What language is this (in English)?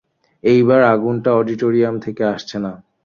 Bangla